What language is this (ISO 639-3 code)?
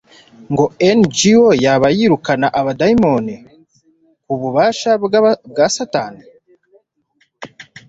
kin